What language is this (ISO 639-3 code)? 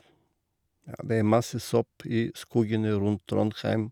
nor